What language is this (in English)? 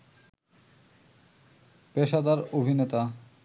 Bangla